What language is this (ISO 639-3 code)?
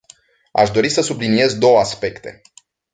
ron